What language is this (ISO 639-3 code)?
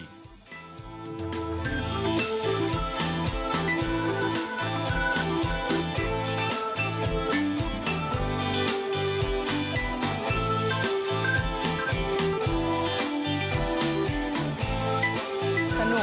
tha